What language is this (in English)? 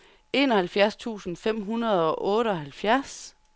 Danish